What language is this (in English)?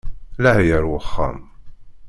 Kabyle